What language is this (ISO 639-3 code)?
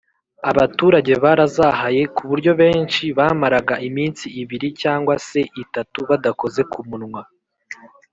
kin